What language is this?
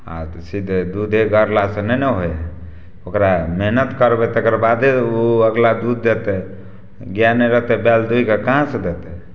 Maithili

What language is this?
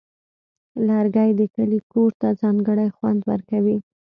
Pashto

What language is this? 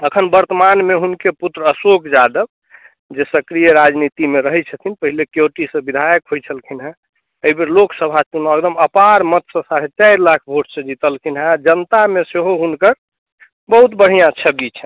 Maithili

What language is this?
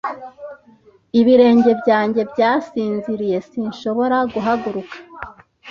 Kinyarwanda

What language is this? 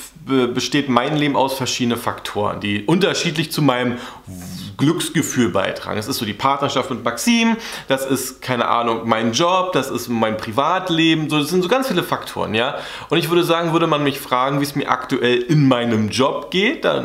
German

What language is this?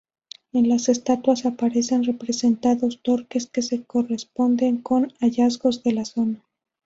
Spanish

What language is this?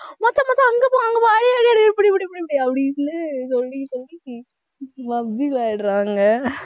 Tamil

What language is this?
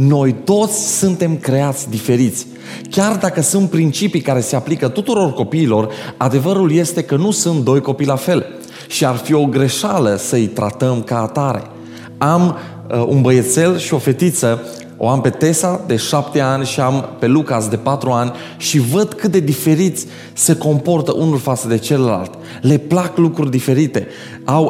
Romanian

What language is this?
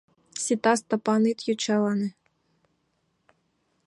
Mari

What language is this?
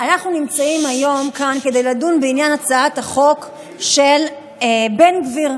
Hebrew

